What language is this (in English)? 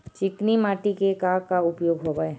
Chhattisgarhi